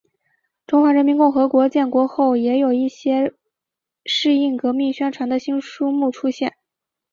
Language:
Chinese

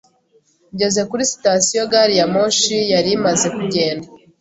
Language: Kinyarwanda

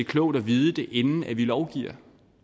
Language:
Danish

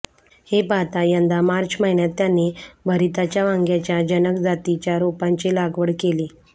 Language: Marathi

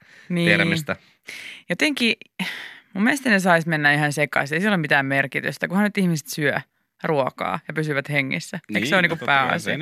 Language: Finnish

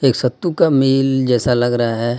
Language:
Hindi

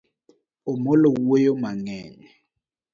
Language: Luo (Kenya and Tanzania)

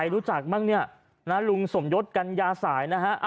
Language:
Thai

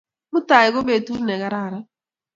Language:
Kalenjin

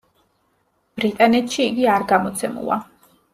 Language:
Georgian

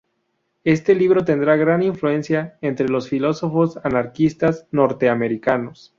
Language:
Spanish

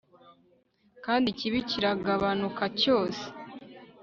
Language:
Kinyarwanda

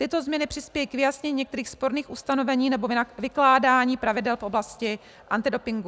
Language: Czech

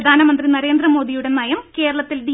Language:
Malayalam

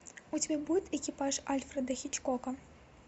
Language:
Russian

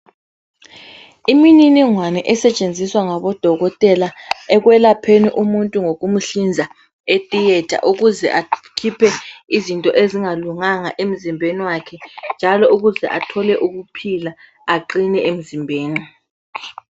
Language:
North Ndebele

